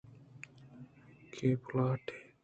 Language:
Eastern Balochi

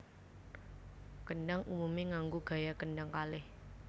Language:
Javanese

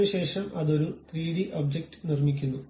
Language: Malayalam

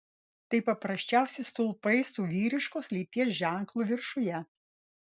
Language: Lithuanian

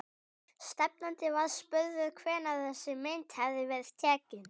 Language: Icelandic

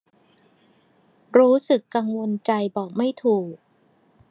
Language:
Thai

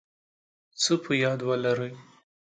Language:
Pashto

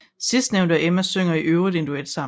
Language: Danish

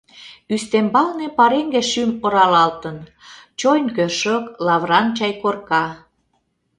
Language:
Mari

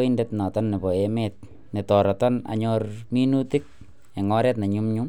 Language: Kalenjin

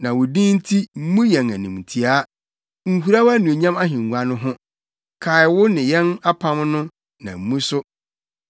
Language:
Akan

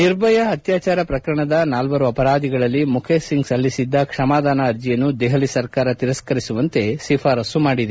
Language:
Kannada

